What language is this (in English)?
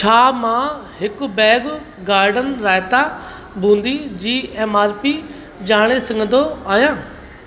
Sindhi